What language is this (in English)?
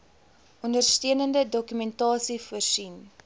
Afrikaans